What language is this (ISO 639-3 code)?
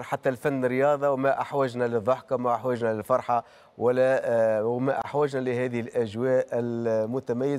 ara